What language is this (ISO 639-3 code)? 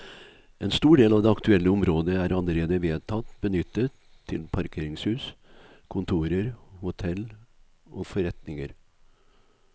nor